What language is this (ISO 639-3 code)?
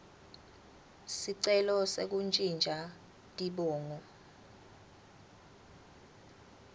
ssw